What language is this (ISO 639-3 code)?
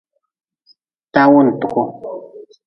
nmz